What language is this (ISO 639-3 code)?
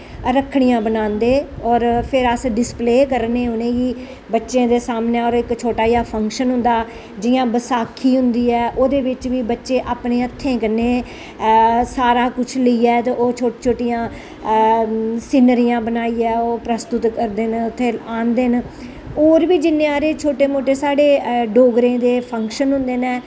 doi